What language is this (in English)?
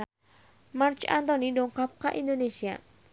Sundanese